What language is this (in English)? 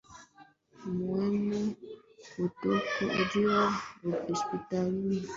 Swahili